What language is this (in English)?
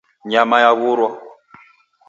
Taita